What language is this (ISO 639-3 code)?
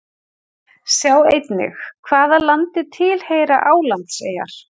isl